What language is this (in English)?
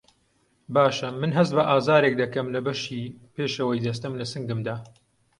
Central Kurdish